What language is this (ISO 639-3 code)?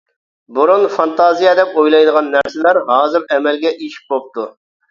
uig